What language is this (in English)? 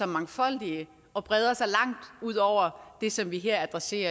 Danish